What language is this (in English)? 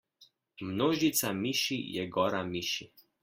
Slovenian